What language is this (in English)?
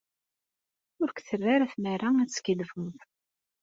Kabyle